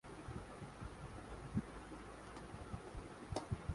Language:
Urdu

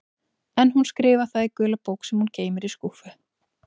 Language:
Icelandic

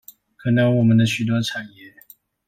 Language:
Chinese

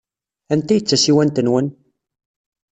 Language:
Kabyle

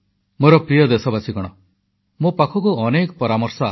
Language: Odia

